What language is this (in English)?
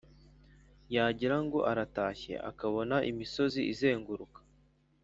Kinyarwanda